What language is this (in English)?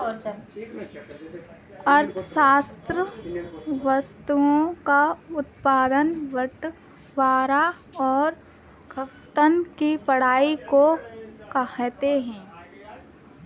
Hindi